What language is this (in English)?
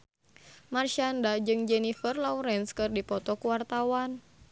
Sundanese